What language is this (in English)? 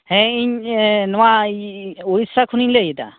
Santali